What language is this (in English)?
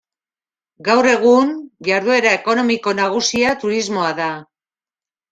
Basque